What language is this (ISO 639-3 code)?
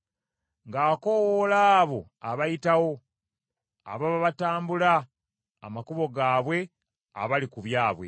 lug